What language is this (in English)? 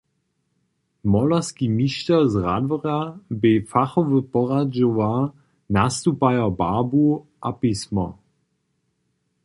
Upper Sorbian